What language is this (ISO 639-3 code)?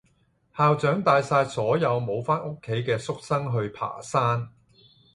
yue